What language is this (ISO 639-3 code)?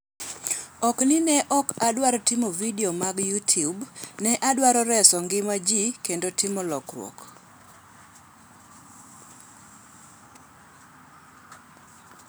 luo